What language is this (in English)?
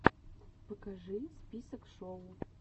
Russian